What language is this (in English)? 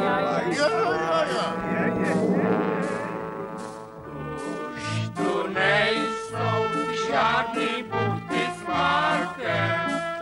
Czech